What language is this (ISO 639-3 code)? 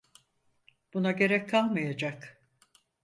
tur